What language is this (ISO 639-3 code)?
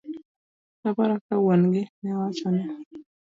luo